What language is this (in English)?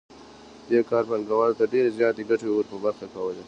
Pashto